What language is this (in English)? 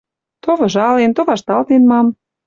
Western Mari